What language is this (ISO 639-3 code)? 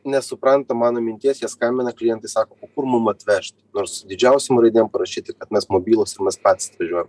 lit